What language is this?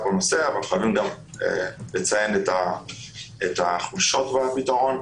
Hebrew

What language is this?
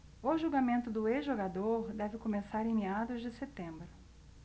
Portuguese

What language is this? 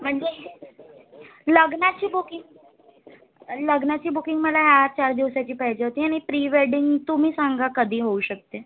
Marathi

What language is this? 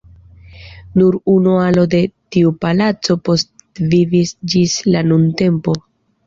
Esperanto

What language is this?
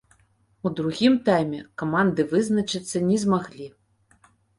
Belarusian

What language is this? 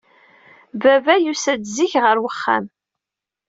Kabyle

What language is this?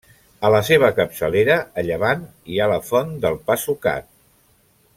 Catalan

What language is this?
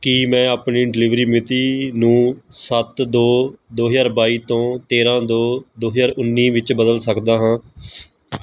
Punjabi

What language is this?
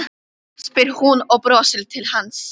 Icelandic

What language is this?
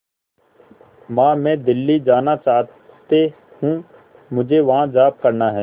Hindi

